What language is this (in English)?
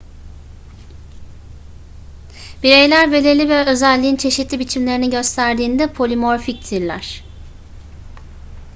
Turkish